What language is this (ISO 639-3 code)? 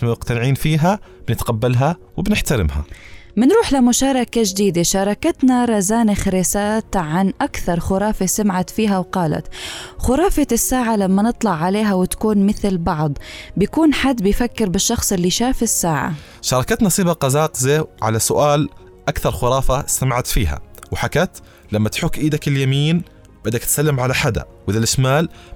ara